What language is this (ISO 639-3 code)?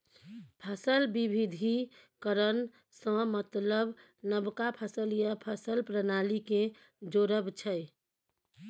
mai